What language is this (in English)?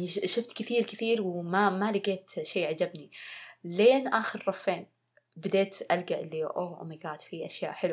Arabic